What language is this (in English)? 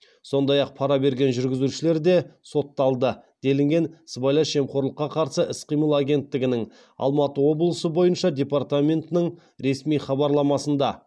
Kazakh